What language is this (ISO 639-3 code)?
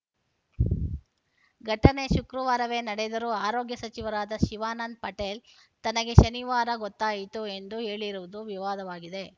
kan